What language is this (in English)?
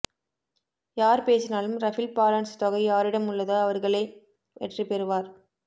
Tamil